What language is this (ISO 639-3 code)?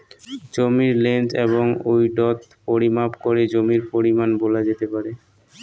ben